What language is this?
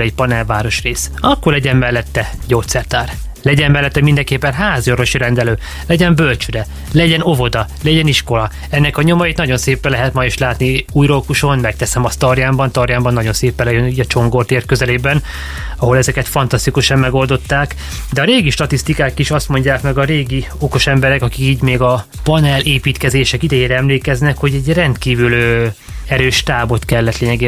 Hungarian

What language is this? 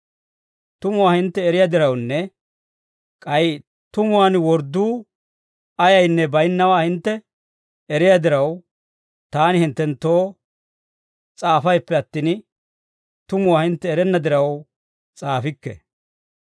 Dawro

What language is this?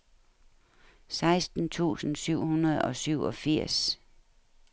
Danish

